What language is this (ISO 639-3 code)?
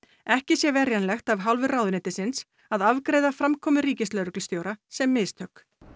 isl